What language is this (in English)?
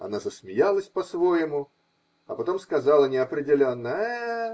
Russian